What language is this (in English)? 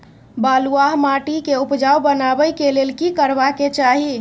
Maithili